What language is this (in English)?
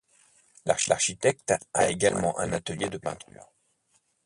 French